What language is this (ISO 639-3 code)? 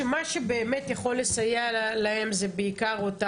heb